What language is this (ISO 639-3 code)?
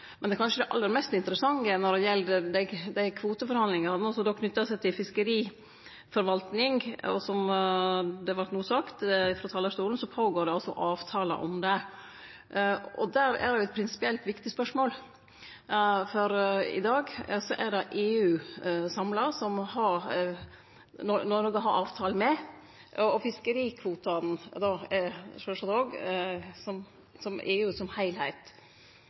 nno